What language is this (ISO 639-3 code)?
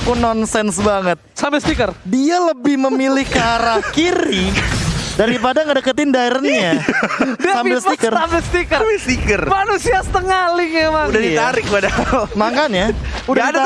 ind